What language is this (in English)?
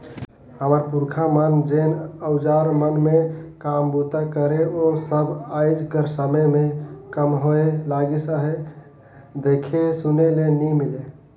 Chhattisgarhi